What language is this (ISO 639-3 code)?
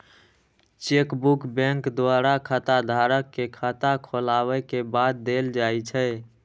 mai